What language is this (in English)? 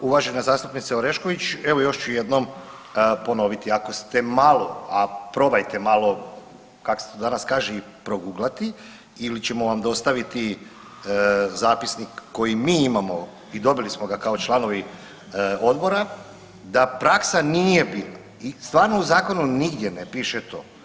Croatian